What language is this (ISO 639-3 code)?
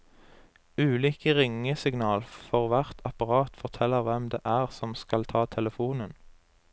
nor